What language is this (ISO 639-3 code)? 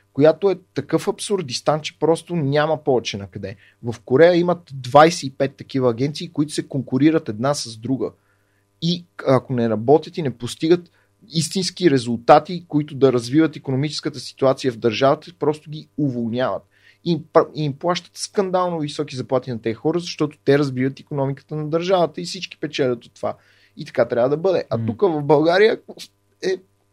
bul